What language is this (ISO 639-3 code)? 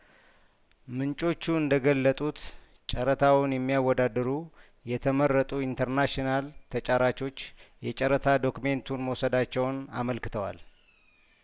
amh